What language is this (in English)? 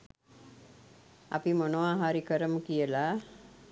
Sinhala